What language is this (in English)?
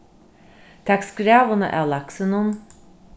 Faroese